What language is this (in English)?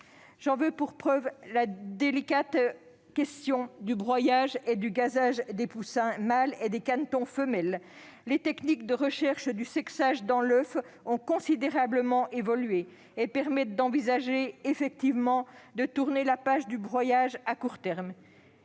French